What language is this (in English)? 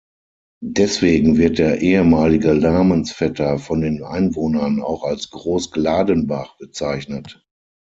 German